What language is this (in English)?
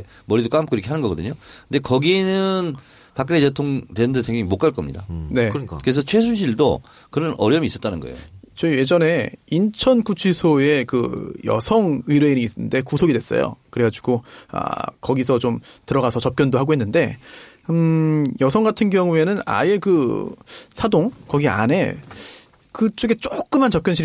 Korean